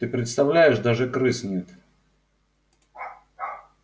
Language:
Russian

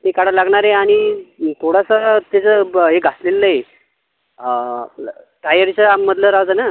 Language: Marathi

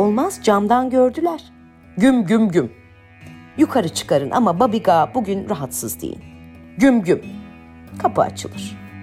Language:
Turkish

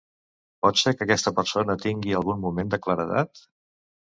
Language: Catalan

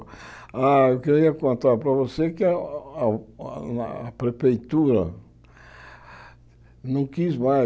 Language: Portuguese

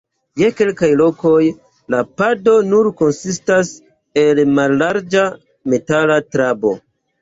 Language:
Esperanto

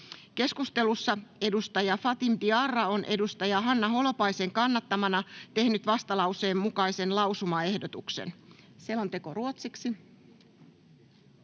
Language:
Finnish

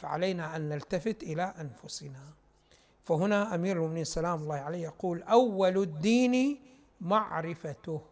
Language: Arabic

